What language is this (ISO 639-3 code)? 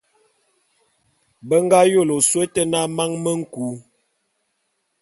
bum